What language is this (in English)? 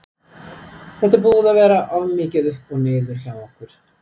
Icelandic